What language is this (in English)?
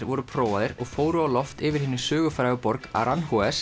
Icelandic